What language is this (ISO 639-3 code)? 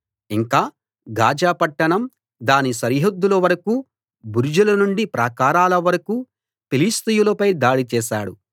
tel